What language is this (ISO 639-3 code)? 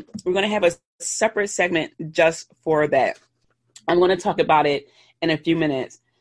eng